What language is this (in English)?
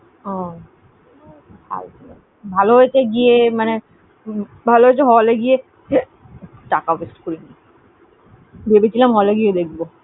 Bangla